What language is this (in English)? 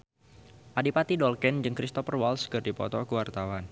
Sundanese